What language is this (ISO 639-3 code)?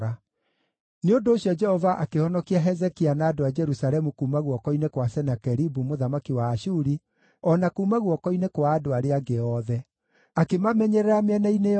kik